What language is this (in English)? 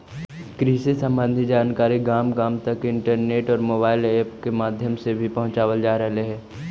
Magahi